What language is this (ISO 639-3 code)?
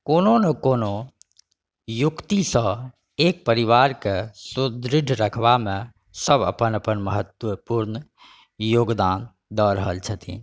mai